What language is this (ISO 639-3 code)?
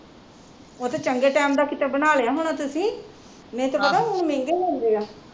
pan